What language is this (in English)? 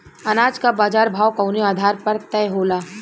Bhojpuri